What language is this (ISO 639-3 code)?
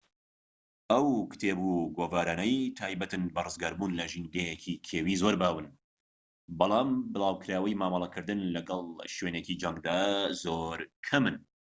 ckb